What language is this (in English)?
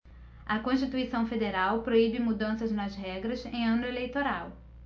Portuguese